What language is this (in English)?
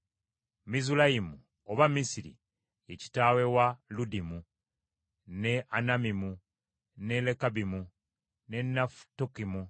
Ganda